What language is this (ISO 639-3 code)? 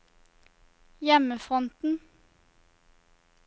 nor